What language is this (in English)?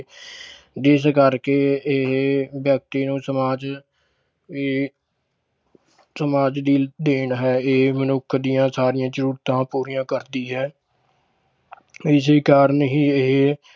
Punjabi